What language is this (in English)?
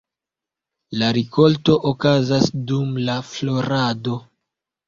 Esperanto